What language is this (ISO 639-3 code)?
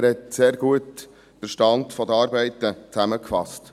gsw